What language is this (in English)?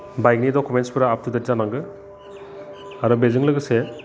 Bodo